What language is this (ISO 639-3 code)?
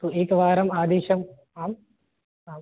san